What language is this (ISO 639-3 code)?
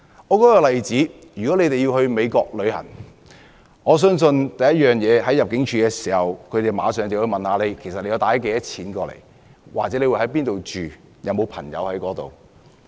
yue